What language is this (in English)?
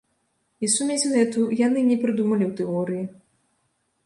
Belarusian